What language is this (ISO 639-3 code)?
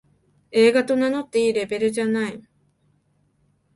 jpn